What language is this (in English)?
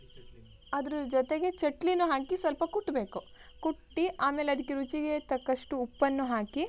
Kannada